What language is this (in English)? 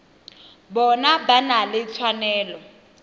Tswana